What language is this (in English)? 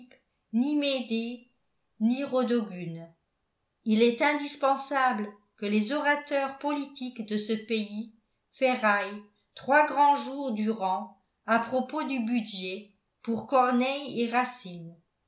French